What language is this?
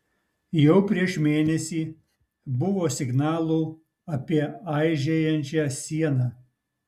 Lithuanian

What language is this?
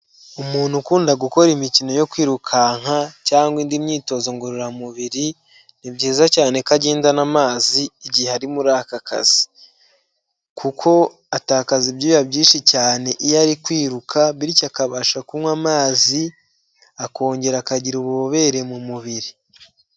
Kinyarwanda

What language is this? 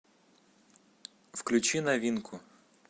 Russian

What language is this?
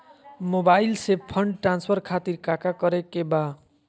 Magahi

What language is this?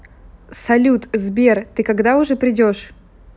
Russian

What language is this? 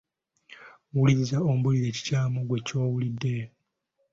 Ganda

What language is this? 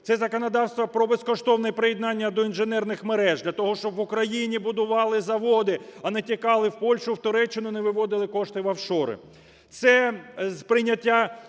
Ukrainian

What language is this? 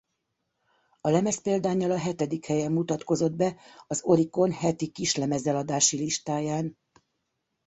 Hungarian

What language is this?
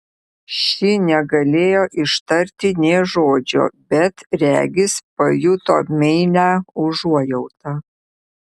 Lithuanian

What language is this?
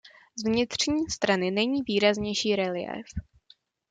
Czech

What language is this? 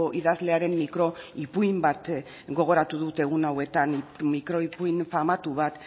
Basque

